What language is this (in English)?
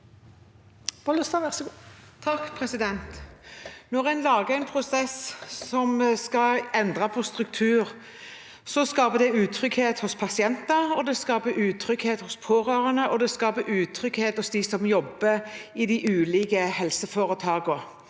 Norwegian